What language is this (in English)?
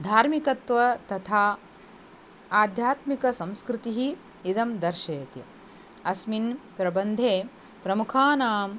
Sanskrit